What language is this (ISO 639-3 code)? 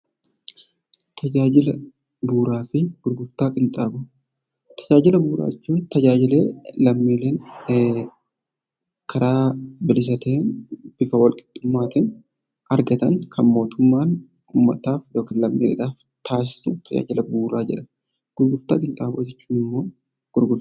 orm